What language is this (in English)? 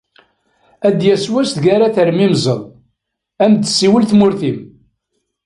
Kabyle